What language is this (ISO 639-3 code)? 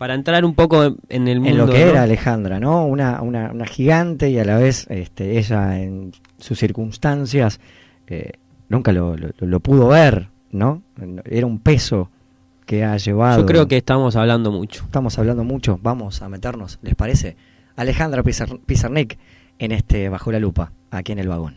spa